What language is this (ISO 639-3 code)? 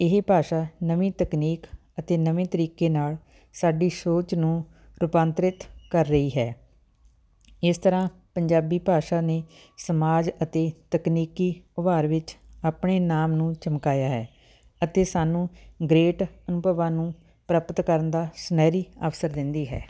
pan